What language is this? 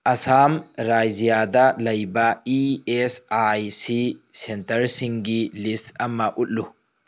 Manipuri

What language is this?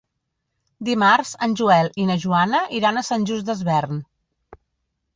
Catalan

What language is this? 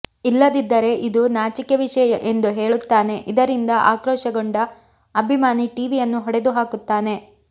Kannada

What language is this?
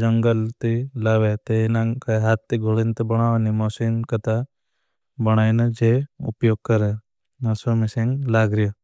Bhili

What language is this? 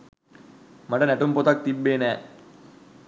Sinhala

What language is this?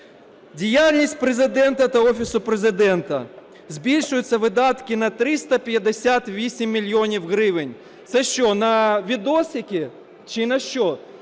Ukrainian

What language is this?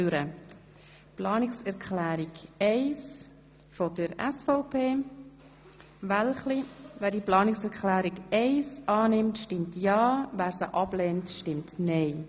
Swiss German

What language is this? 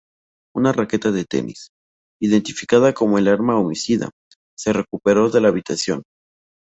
Spanish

